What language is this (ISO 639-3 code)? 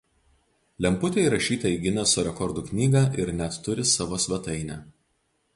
lit